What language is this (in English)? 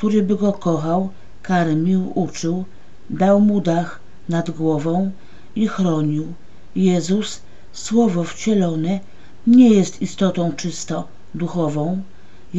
Polish